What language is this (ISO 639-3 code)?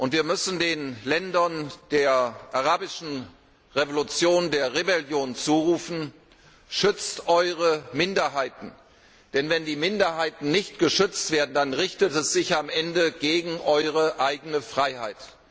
deu